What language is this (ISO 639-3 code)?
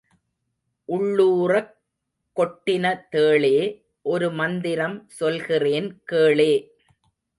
tam